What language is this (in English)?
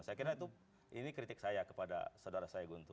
Indonesian